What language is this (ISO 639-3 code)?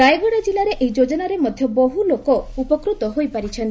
ori